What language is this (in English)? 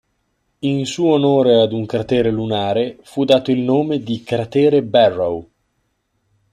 Italian